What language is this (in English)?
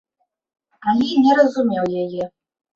Belarusian